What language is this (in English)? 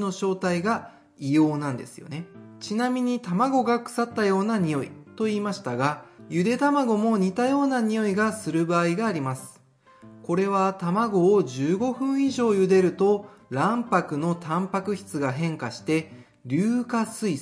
Japanese